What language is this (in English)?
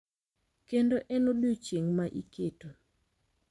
Luo (Kenya and Tanzania)